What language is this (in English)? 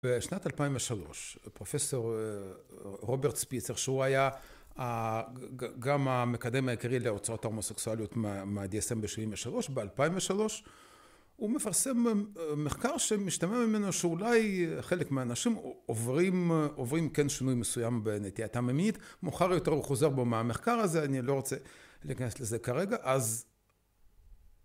Hebrew